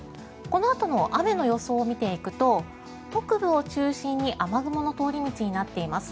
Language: Japanese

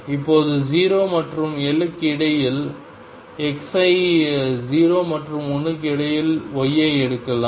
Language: Tamil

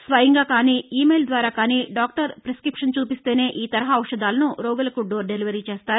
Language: Telugu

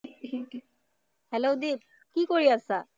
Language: Assamese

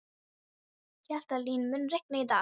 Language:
Icelandic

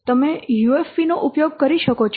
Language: Gujarati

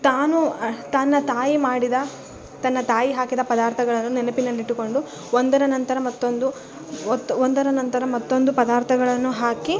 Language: Kannada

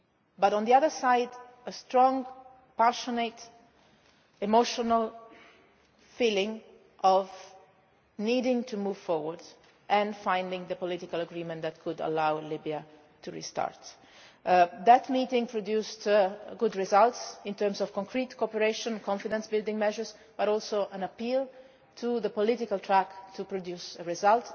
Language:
English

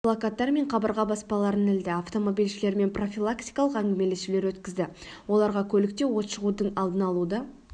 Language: Kazakh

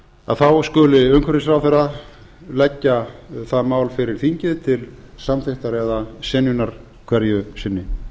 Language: Icelandic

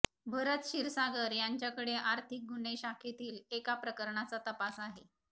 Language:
Marathi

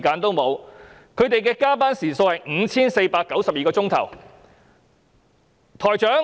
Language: Cantonese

